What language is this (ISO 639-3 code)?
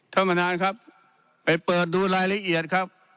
tha